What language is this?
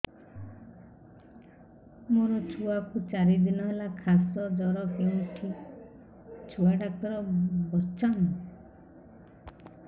Odia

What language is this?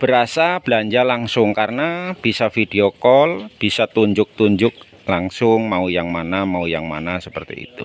Indonesian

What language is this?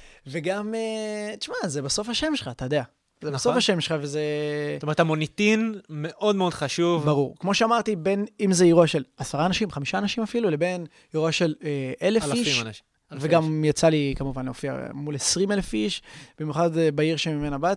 Hebrew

